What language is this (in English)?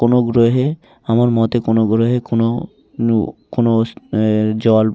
Bangla